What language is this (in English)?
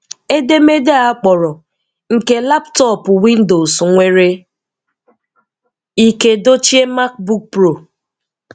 Igbo